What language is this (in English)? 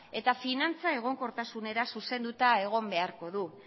Basque